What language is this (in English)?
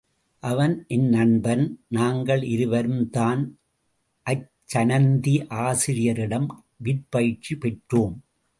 Tamil